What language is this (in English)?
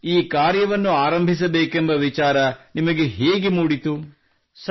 Kannada